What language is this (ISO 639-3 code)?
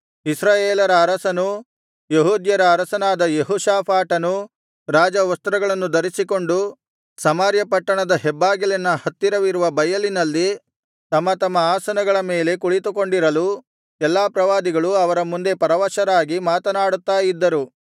kan